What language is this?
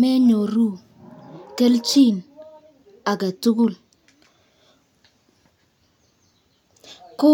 Kalenjin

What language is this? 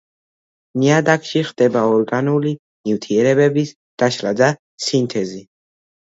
Georgian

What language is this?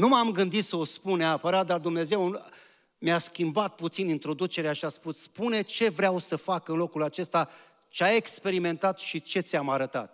Romanian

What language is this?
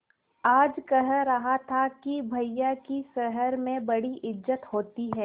Hindi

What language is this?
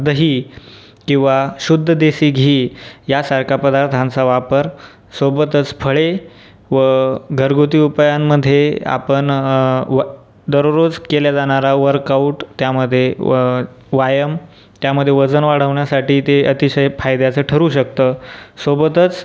Marathi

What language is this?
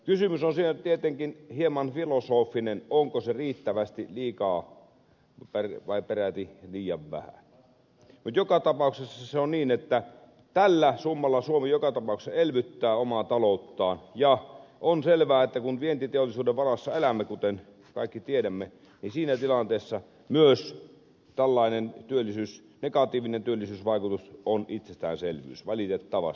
Finnish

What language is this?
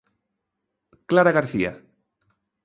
Galician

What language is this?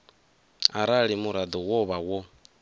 Venda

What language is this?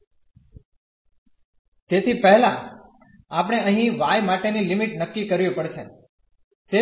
Gujarati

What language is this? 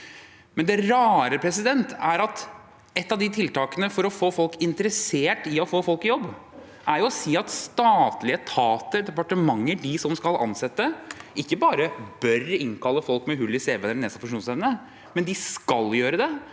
Norwegian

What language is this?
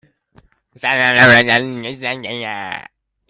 Hakha Chin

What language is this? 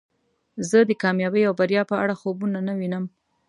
Pashto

